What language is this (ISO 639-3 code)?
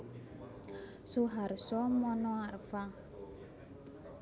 jav